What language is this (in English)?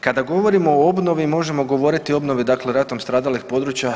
Croatian